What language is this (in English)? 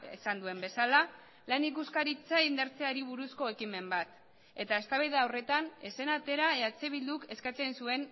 Basque